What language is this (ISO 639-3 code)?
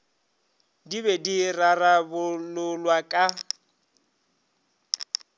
nso